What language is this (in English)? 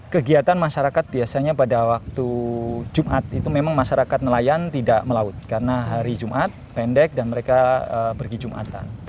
Indonesian